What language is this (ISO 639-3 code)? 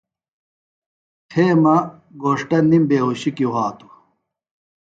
phl